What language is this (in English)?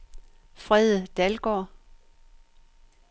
Danish